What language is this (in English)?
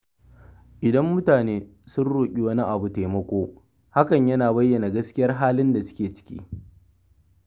Hausa